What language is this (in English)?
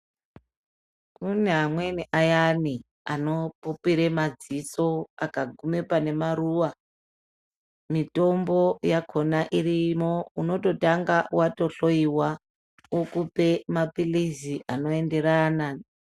Ndau